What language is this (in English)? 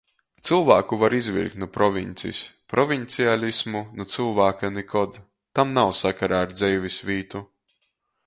Latgalian